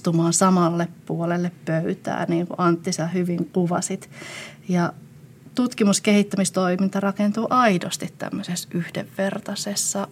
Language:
Finnish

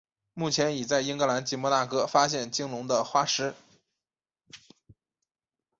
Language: Chinese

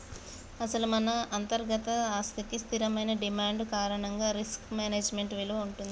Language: Telugu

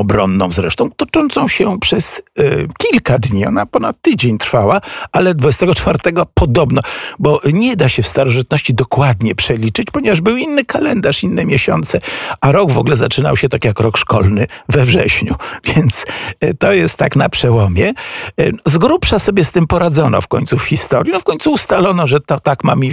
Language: Polish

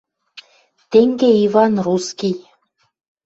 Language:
Western Mari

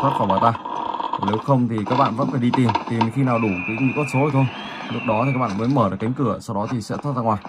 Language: Vietnamese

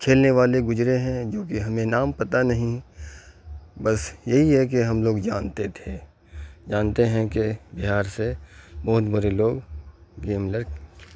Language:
Urdu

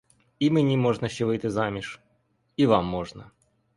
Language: Ukrainian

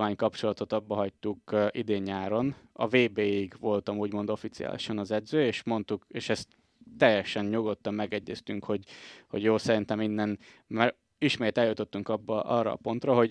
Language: Hungarian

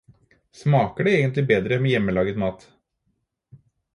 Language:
Norwegian Bokmål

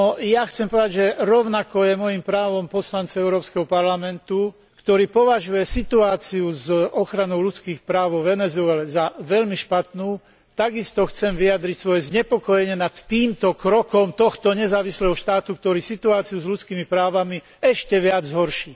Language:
Slovak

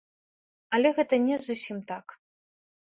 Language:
Belarusian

